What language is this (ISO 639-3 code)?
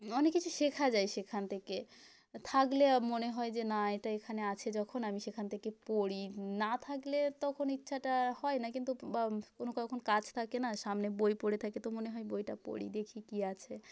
ben